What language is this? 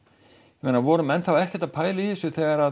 Icelandic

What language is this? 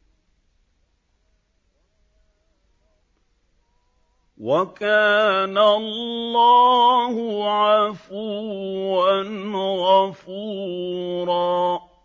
Arabic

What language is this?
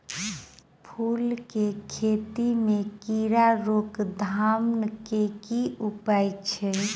Maithili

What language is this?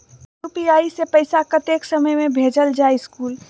Magahi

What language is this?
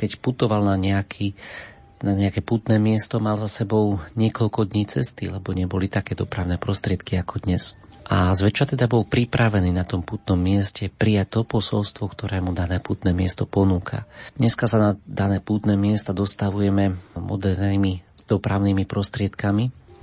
Slovak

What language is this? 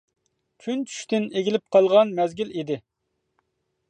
Uyghur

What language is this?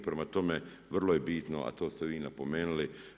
Croatian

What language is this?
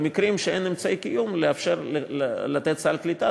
Hebrew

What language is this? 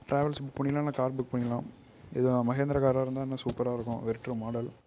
Tamil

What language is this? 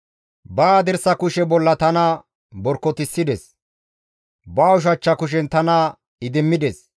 Gamo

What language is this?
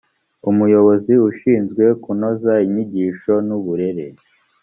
Kinyarwanda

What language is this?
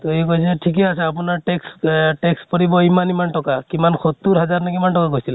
Assamese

